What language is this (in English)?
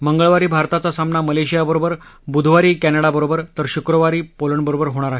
Marathi